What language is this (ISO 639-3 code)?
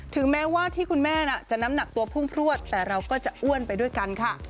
tha